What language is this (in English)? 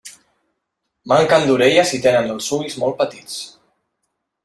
Catalan